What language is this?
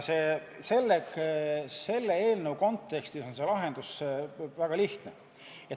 Estonian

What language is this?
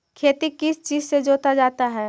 Magahi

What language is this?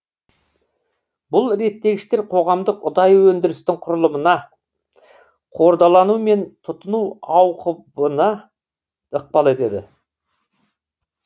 Kazakh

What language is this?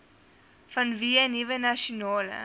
Afrikaans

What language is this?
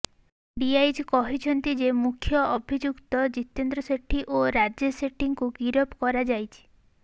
Odia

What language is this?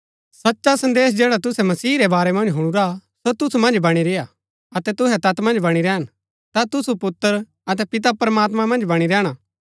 Gaddi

